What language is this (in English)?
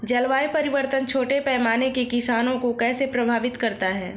Hindi